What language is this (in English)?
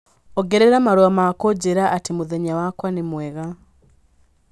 Kikuyu